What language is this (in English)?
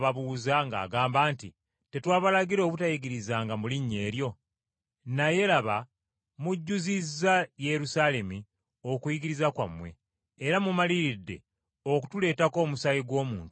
Ganda